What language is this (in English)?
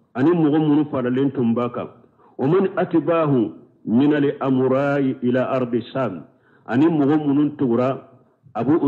Arabic